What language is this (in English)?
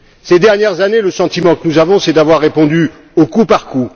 French